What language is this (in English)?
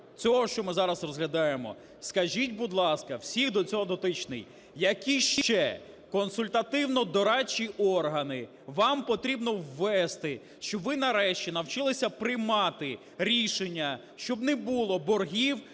Ukrainian